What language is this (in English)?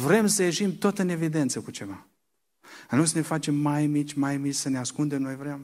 Romanian